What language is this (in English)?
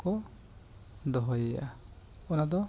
Santali